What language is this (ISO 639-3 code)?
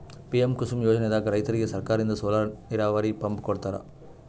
kan